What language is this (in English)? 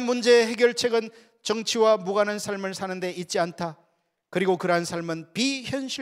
Korean